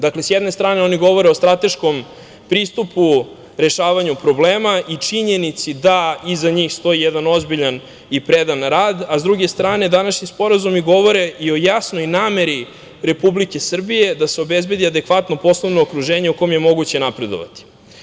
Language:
Serbian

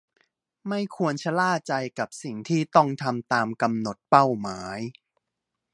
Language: Thai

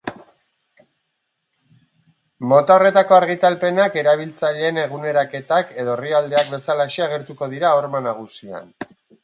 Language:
Basque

